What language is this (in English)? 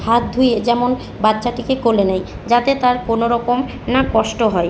Bangla